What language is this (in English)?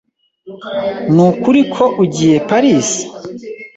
Kinyarwanda